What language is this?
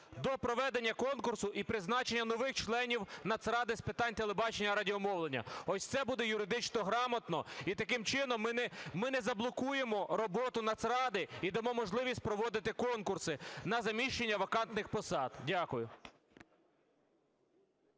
Ukrainian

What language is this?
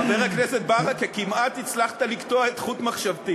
Hebrew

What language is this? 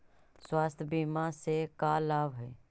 Magahi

